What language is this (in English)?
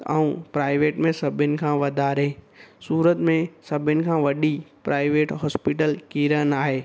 Sindhi